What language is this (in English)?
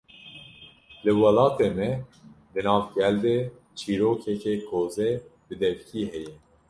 Kurdish